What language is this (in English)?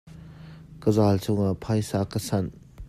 Hakha Chin